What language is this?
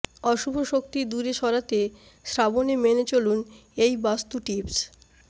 Bangla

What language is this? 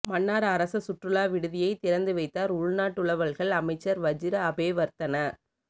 Tamil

